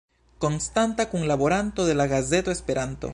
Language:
Esperanto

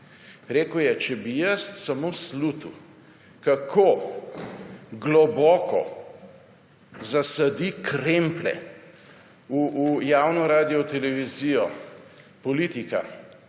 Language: Slovenian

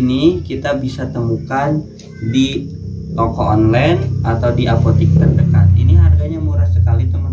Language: Indonesian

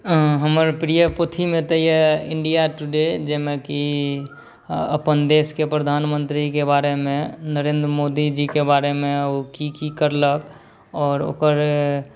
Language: Maithili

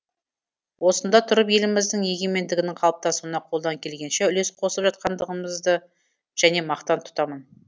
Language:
Kazakh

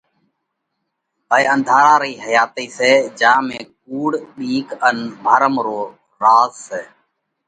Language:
Parkari Koli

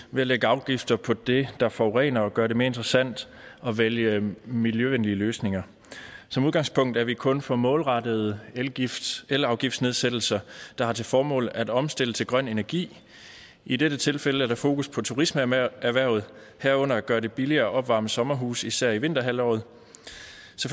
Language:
Danish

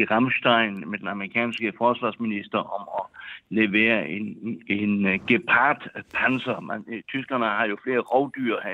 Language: Danish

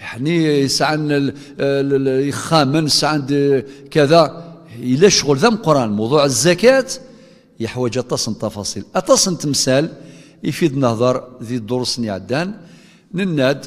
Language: Arabic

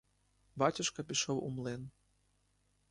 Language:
Ukrainian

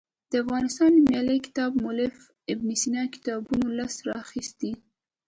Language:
Pashto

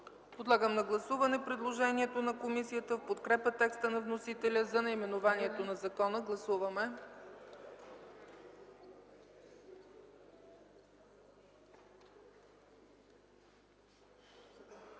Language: Bulgarian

